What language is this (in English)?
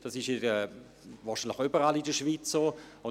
Swiss German